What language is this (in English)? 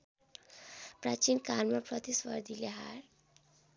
Nepali